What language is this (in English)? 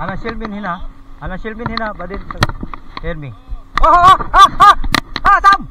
Filipino